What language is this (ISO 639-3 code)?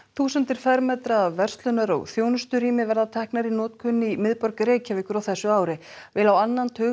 isl